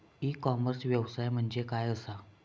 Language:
Marathi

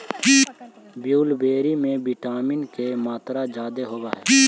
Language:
Magahi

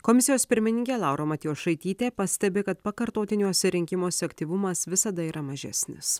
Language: Lithuanian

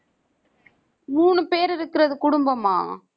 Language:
Tamil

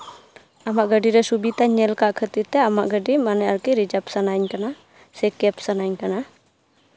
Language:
Santali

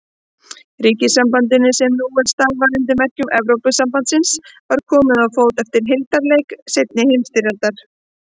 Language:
Icelandic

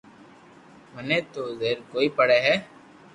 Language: Loarki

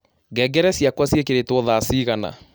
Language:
Kikuyu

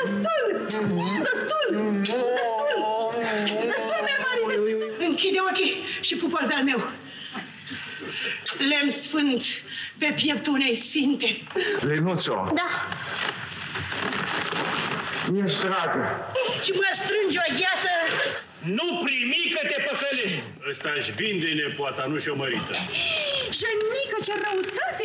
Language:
Russian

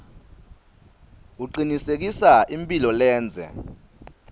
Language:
Swati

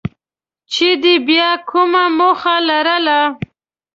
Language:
Pashto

